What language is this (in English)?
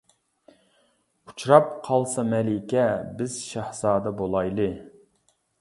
Uyghur